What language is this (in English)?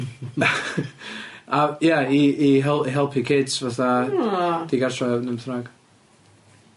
Welsh